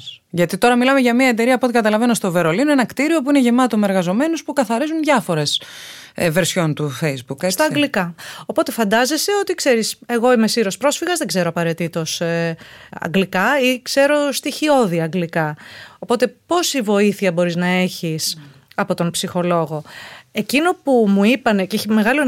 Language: Greek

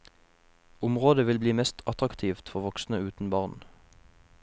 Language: Norwegian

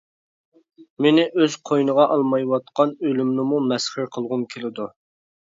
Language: Uyghur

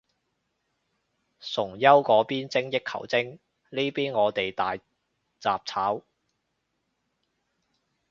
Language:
Cantonese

